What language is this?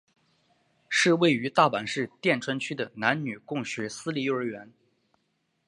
Chinese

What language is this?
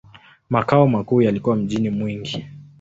Swahili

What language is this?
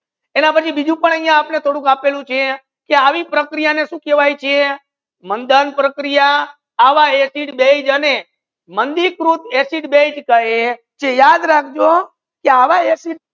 Gujarati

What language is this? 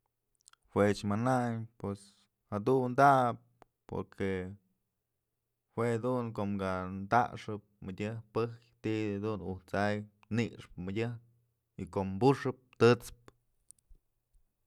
Mazatlán Mixe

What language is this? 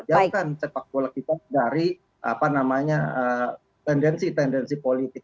Indonesian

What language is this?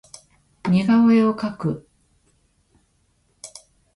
Japanese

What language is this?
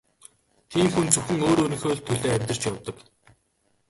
Mongolian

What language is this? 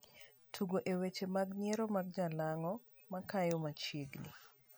Luo (Kenya and Tanzania)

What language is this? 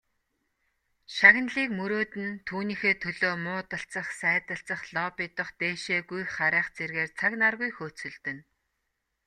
Mongolian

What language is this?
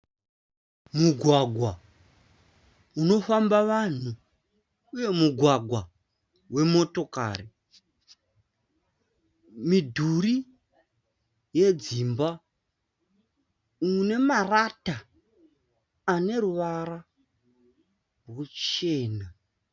Shona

